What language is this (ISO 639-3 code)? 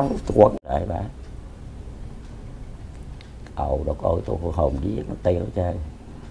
vie